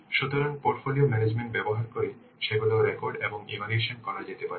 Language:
Bangla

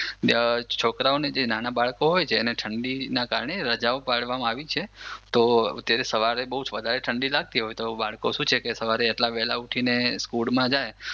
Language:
Gujarati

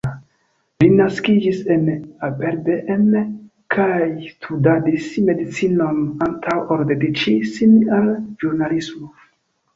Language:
Esperanto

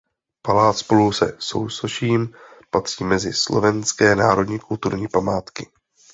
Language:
Czech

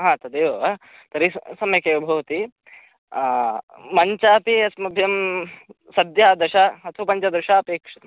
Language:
Sanskrit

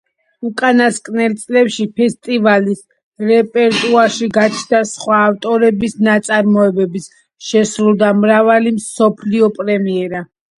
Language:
Georgian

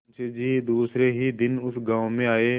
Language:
Hindi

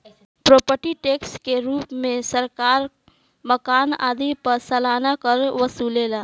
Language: Bhojpuri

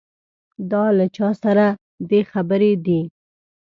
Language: Pashto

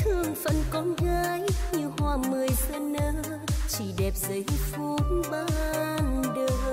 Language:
Vietnamese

